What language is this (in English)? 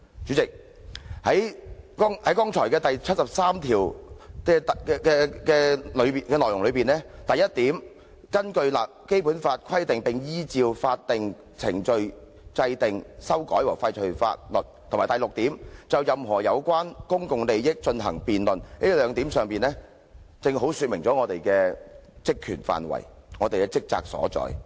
Cantonese